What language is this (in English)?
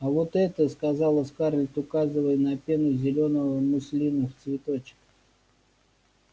Russian